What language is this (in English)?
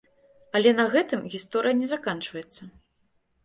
Belarusian